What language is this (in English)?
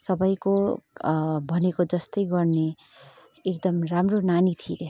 Nepali